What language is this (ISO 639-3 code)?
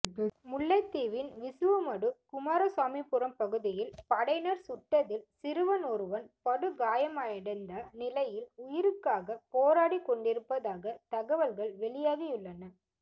tam